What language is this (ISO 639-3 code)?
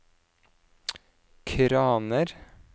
nor